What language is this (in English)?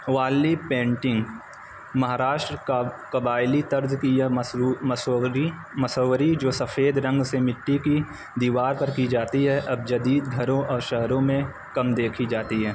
Urdu